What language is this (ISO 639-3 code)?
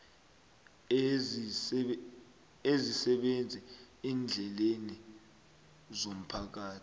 nbl